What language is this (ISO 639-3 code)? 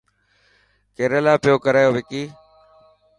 mki